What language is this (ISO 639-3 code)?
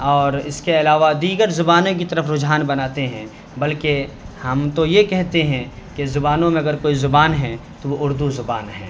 urd